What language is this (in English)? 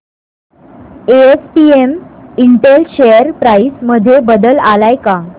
Marathi